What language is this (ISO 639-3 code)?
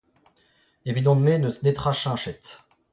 bre